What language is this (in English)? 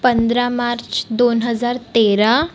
Marathi